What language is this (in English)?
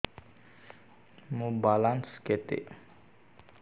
Odia